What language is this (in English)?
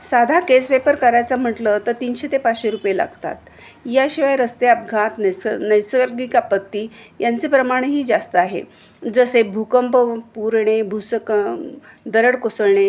Marathi